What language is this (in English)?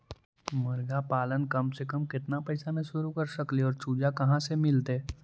Magahi